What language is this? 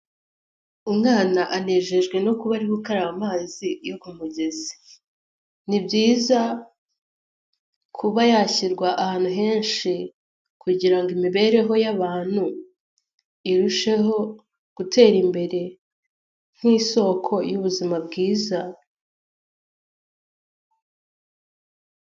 Kinyarwanda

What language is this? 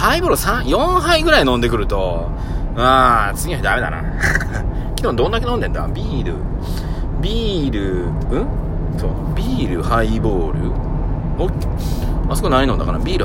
Japanese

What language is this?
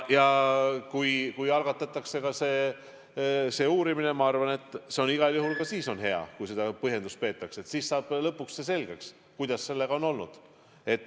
Estonian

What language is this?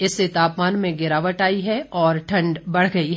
Hindi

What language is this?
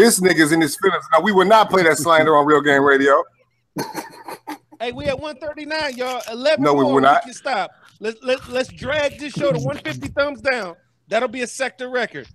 English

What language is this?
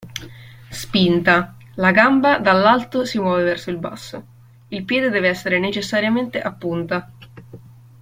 Italian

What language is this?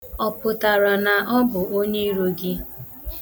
Igbo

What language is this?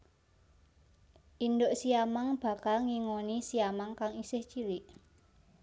Javanese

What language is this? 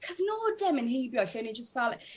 Welsh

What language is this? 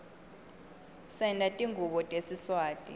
Swati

